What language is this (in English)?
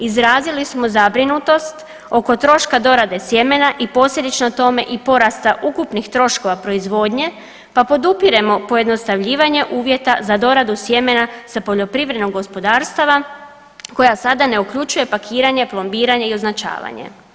Croatian